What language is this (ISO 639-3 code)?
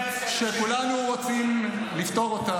heb